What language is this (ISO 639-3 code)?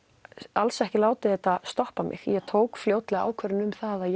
isl